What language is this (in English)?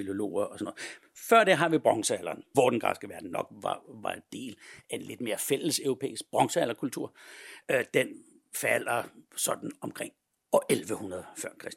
Danish